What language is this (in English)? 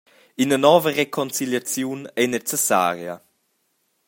Romansh